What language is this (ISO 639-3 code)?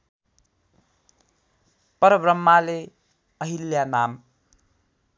nep